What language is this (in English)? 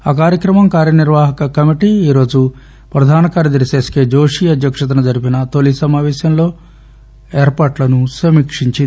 Telugu